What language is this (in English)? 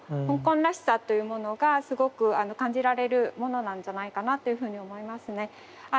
Japanese